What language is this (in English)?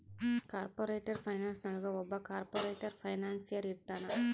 Kannada